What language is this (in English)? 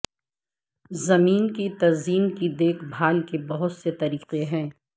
Urdu